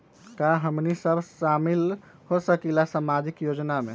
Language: Magahi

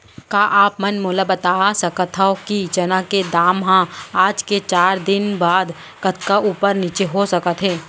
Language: Chhattisgarhi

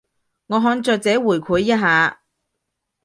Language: Cantonese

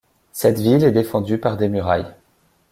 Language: French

